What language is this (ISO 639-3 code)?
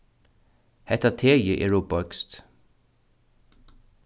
fao